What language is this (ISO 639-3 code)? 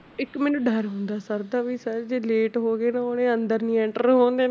pan